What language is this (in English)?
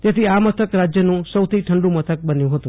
Gujarati